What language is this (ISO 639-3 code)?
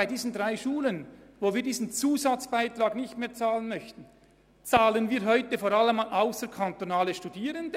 gsw